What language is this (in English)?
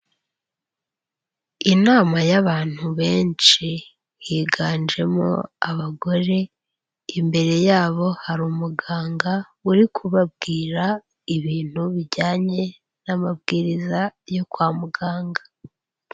Kinyarwanda